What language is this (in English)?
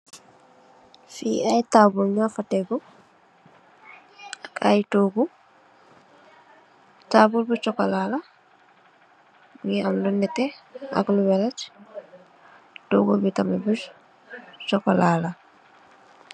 Wolof